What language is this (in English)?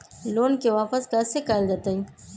Magahi